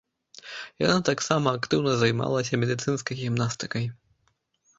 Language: Belarusian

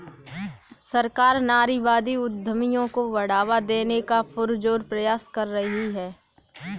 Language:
Hindi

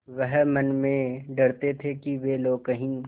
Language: Hindi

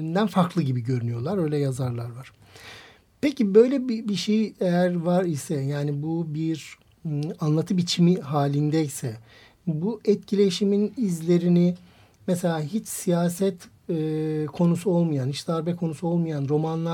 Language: Turkish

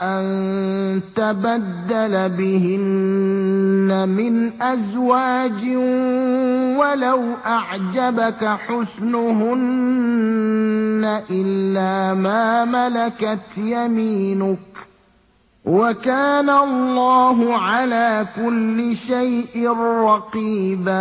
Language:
Arabic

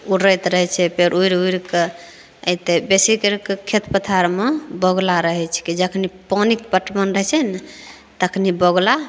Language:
Maithili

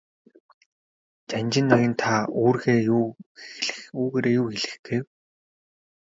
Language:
Mongolian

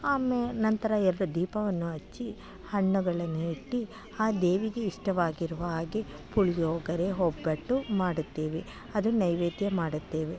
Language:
Kannada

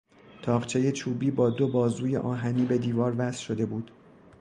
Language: Persian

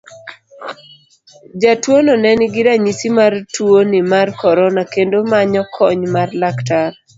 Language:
Luo (Kenya and Tanzania)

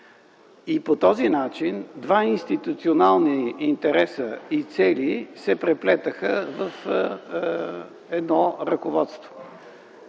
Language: Bulgarian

